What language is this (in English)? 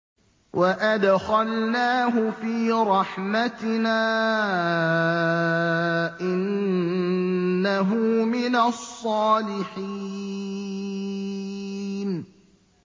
Arabic